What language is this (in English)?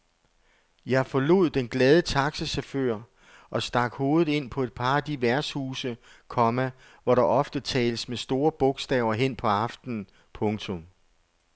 Danish